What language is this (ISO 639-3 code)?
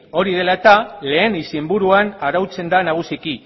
eus